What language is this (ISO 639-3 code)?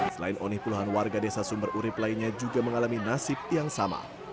ind